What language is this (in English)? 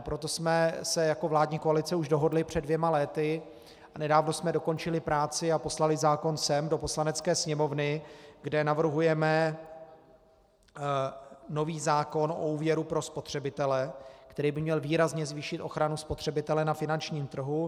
Czech